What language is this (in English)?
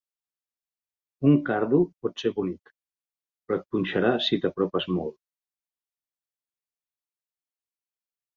Catalan